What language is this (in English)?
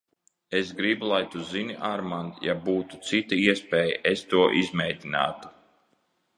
Latvian